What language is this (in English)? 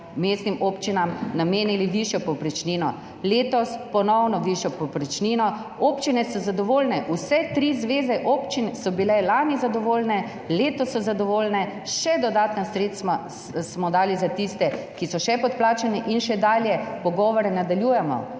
Slovenian